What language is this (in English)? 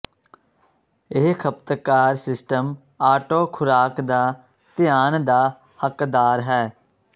Punjabi